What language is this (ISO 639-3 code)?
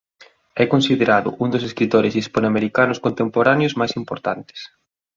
glg